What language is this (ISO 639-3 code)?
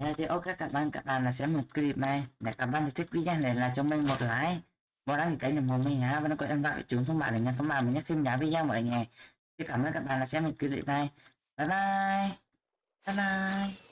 vie